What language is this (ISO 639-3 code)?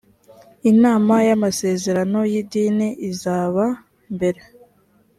kin